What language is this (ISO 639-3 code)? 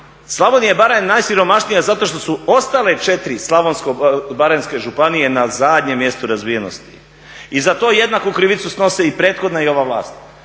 hrv